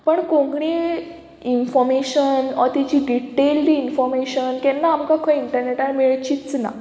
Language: Konkani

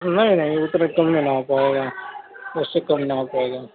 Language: Urdu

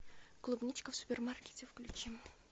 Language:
Russian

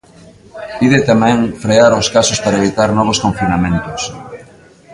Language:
Galician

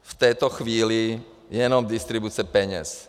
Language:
Czech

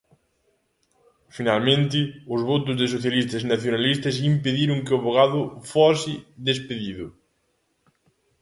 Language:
Galician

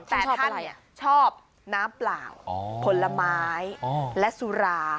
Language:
Thai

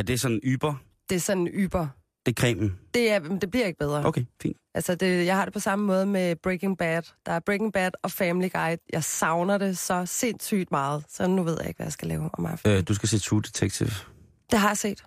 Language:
Danish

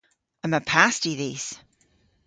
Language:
Cornish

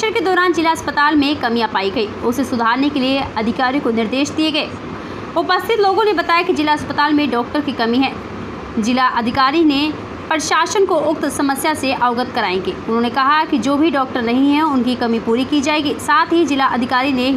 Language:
Hindi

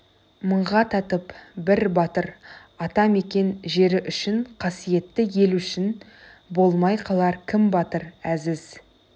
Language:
Kazakh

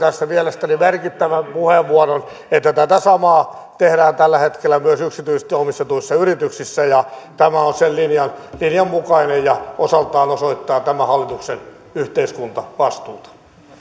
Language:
Finnish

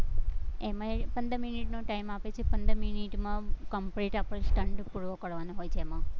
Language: Gujarati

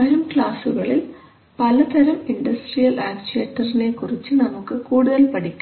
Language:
Malayalam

